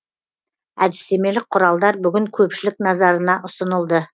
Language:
Kazakh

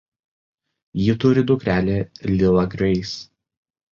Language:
Lithuanian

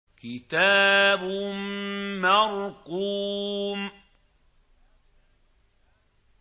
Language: Arabic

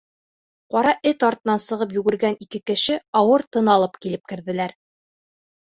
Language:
Bashkir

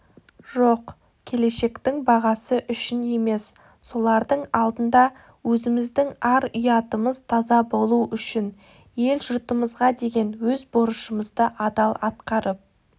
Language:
Kazakh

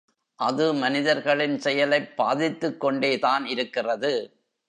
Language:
Tamil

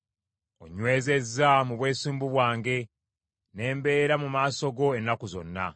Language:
Ganda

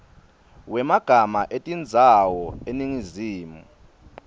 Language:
Swati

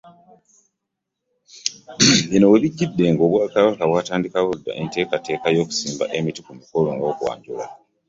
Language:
Ganda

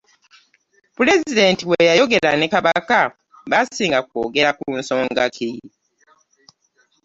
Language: Ganda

